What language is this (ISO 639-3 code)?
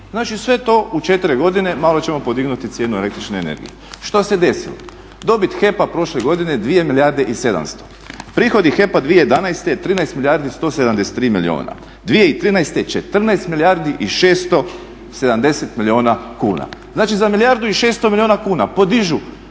hrv